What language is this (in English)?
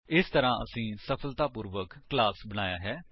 Punjabi